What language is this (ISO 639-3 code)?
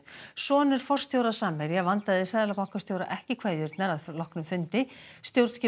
isl